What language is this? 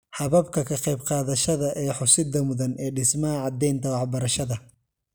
Somali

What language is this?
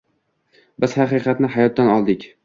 Uzbek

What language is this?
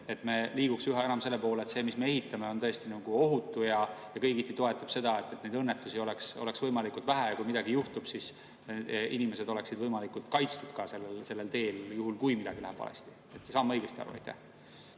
Estonian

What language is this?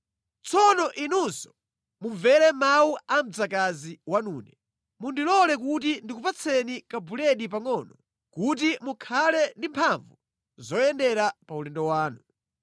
Nyanja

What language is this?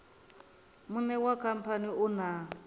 Venda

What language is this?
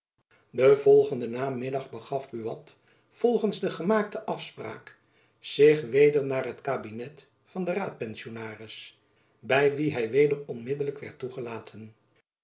Dutch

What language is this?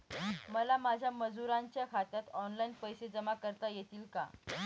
Marathi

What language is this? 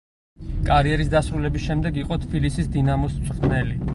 Georgian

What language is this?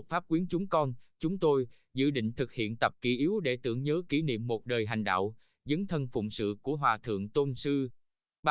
Vietnamese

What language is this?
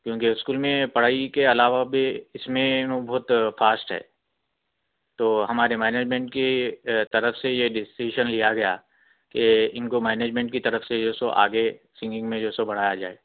Urdu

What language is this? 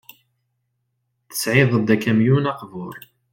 Kabyle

